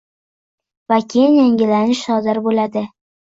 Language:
Uzbek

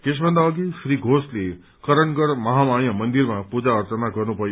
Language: Nepali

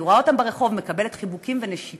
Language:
Hebrew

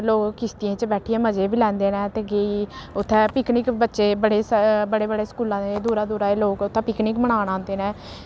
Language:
Dogri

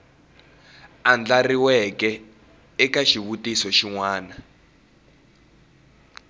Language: Tsonga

